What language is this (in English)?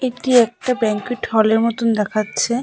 Bangla